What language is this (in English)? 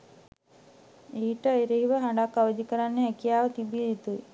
Sinhala